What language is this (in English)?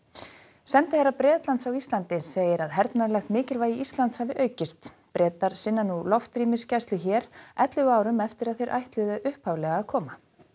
Icelandic